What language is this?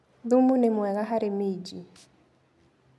Kikuyu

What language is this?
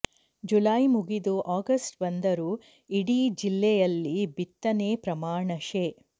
Kannada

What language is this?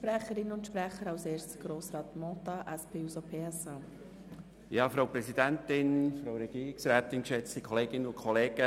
Swiss German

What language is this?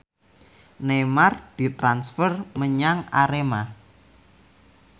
Javanese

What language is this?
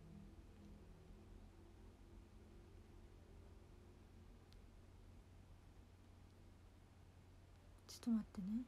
Japanese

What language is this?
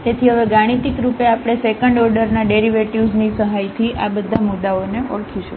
Gujarati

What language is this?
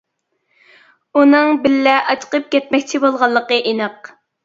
Uyghur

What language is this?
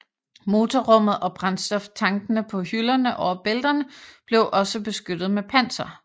Danish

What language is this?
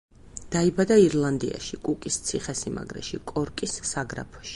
Georgian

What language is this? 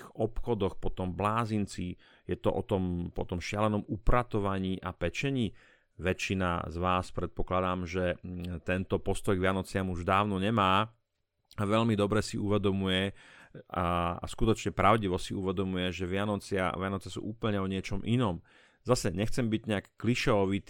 Slovak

